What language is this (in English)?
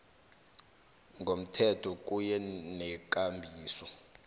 South Ndebele